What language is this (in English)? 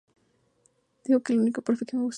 Spanish